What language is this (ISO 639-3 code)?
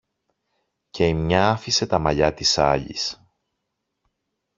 ell